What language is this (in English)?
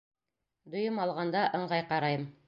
Bashkir